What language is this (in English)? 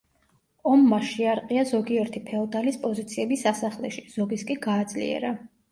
Georgian